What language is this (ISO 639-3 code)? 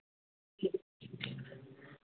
hin